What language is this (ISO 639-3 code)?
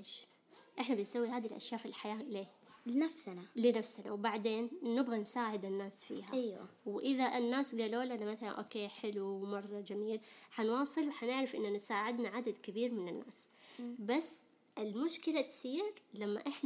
ara